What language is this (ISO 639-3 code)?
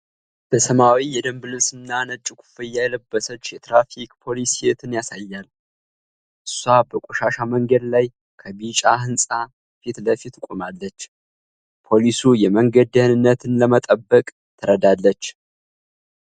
amh